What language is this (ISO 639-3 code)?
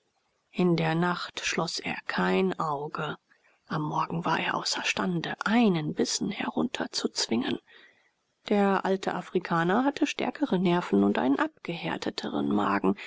deu